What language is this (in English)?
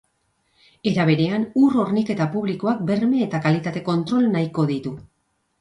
Basque